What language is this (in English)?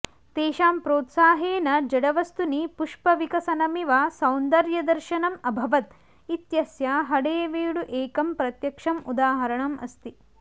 Sanskrit